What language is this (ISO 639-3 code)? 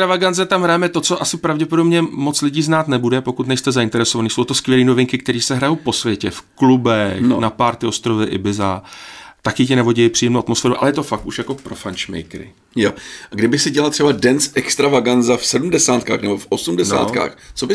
ces